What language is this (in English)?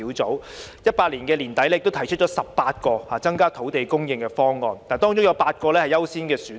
Cantonese